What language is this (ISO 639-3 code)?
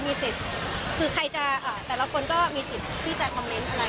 tha